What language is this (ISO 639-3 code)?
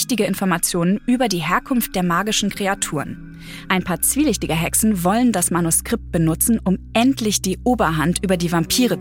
deu